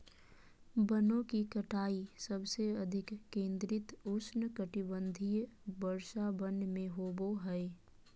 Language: Magahi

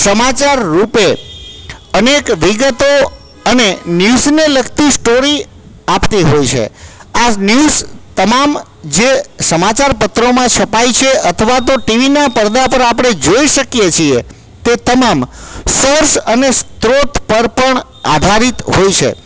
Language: Gujarati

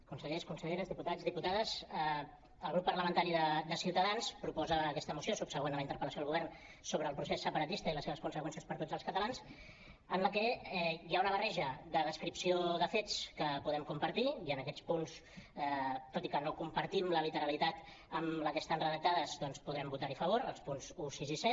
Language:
Catalan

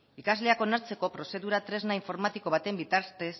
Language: Basque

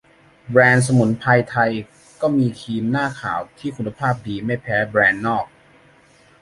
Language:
Thai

